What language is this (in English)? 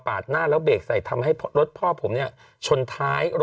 Thai